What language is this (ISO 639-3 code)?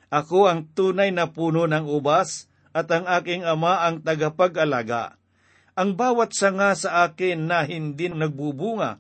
fil